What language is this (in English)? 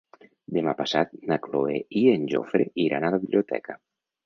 Catalan